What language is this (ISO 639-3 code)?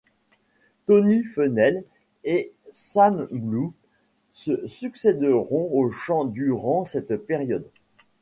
fra